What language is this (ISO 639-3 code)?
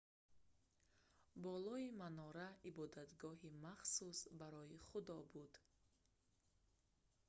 tgk